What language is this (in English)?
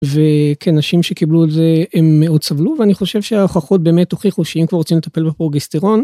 Hebrew